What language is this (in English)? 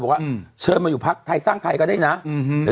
Thai